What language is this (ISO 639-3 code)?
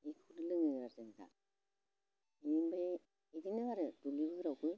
brx